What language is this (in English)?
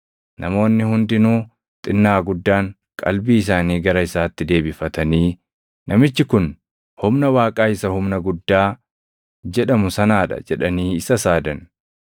Oromo